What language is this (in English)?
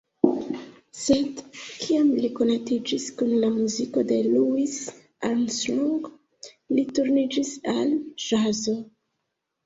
Esperanto